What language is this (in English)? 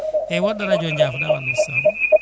Fula